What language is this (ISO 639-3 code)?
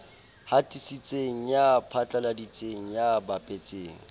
sot